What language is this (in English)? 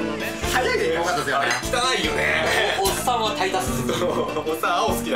Japanese